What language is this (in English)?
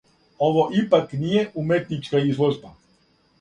Serbian